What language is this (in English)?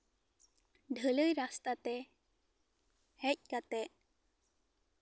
Santali